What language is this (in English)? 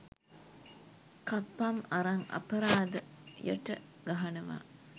Sinhala